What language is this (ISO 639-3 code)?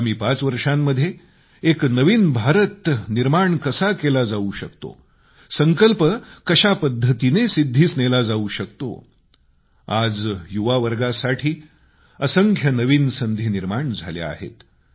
mar